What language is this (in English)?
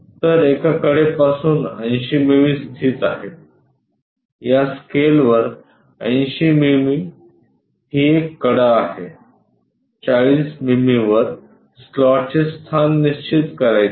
Marathi